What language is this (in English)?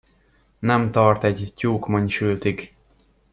Hungarian